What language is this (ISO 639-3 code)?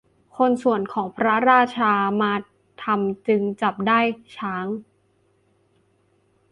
tha